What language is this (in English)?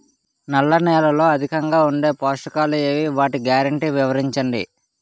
Telugu